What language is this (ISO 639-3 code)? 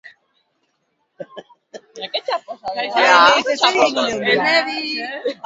eus